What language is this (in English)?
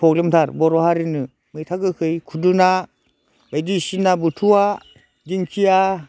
Bodo